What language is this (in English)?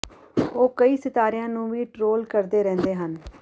Punjabi